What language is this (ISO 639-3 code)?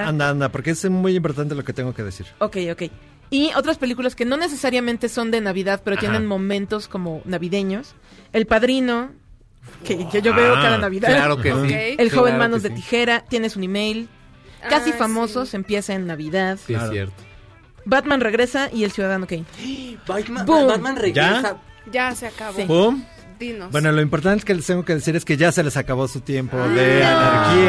spa